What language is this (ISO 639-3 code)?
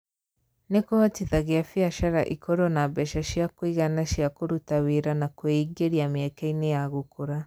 kik